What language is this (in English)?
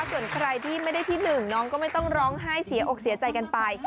Thai